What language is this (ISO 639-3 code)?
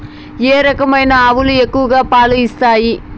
tel